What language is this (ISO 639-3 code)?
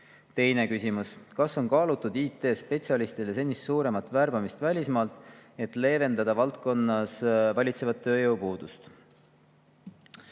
est